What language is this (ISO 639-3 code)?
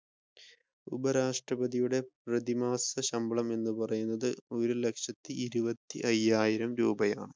mal